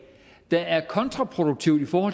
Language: Danish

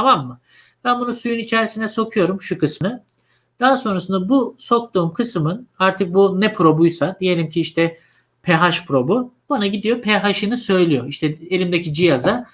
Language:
Turkish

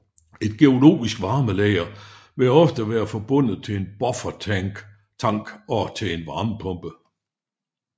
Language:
Danish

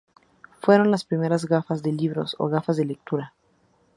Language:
Spanish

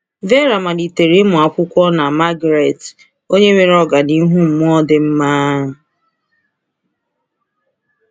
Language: Igbo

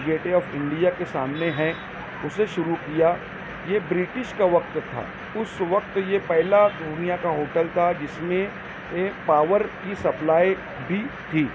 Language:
Urdu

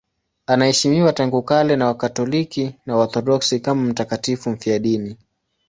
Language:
Swahili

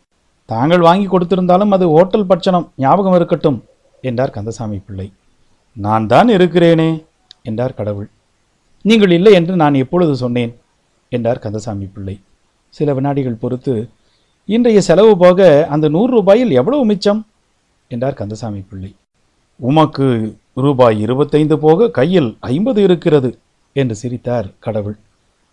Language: Tamil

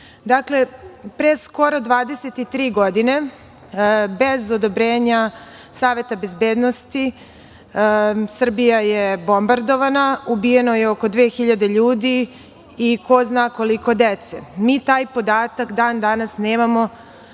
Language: Serbian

